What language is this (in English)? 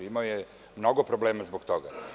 Serbian